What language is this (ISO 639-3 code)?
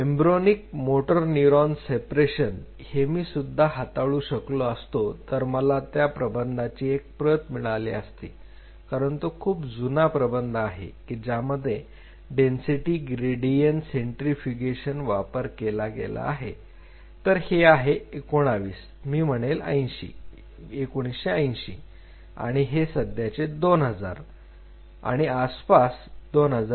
mar